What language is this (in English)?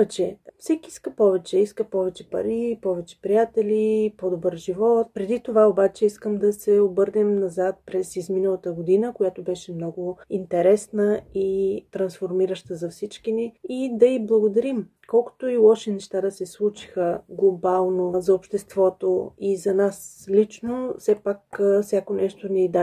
Bulgarian